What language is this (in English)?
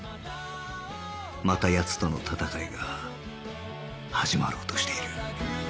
Japanese